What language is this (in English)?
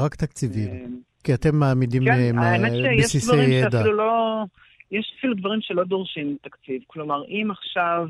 Hebrew